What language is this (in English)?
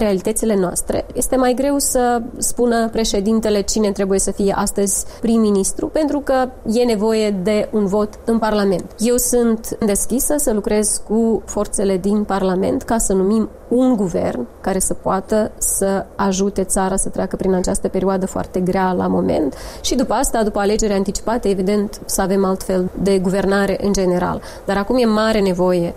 Romanian